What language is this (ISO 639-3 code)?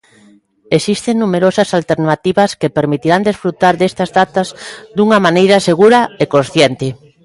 glg